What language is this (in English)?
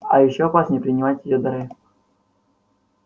Russian